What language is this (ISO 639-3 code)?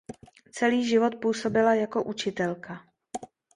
ces